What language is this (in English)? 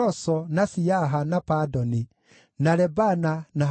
Kikuyu